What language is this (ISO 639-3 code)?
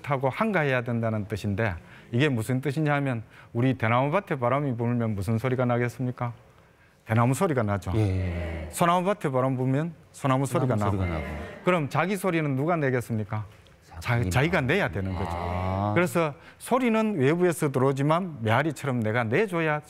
kor